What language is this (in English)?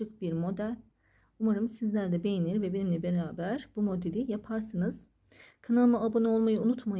Turkish